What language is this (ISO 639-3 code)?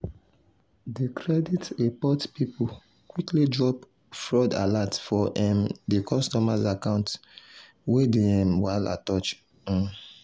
pcm